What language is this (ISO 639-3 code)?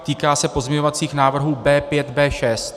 ces